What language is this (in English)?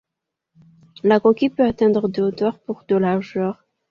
French